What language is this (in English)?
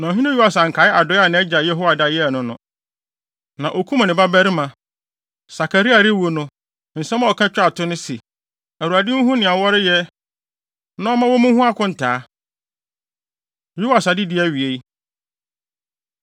Akan